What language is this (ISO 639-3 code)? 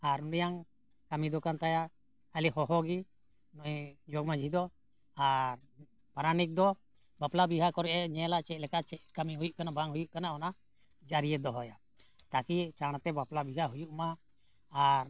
sat